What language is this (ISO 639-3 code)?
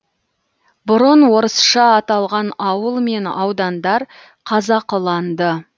kaz